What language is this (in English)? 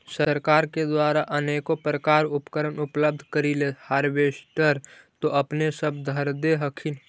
Magahi